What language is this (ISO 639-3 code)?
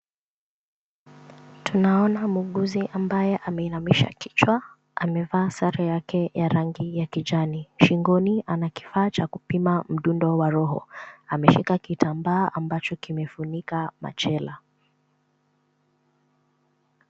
swa